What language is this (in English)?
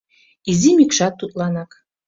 Mari